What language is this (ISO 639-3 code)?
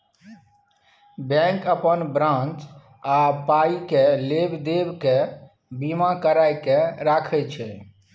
mai